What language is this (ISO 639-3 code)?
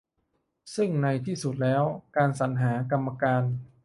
tha